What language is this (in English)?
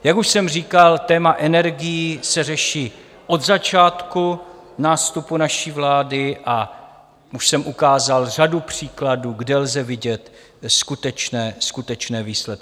Czech